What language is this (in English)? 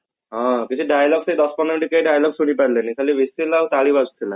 Odia